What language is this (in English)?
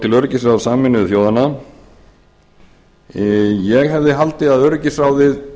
Icelandic